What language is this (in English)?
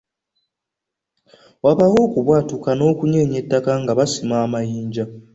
Ganda